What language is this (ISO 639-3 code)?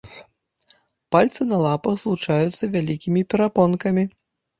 bel